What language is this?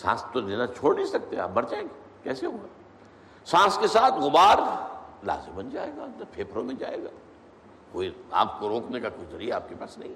Urdu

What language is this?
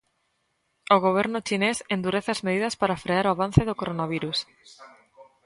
Galician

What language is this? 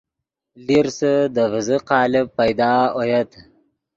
Yidgha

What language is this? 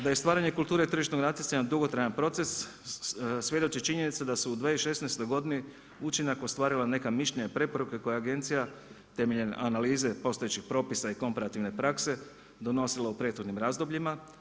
Croatian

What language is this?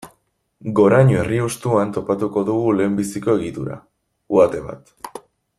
Basque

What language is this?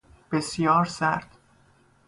Persian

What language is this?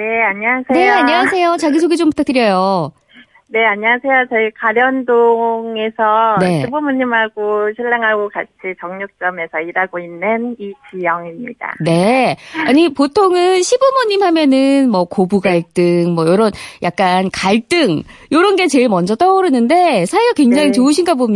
Korean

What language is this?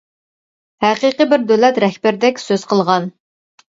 Uyghur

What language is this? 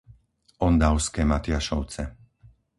Slovak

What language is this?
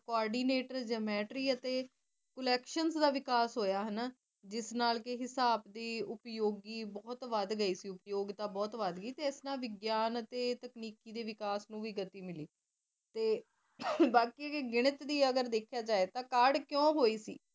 Punjabi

